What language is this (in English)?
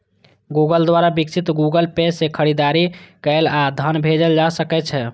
Maithili